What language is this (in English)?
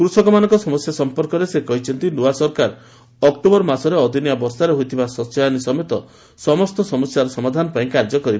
Odia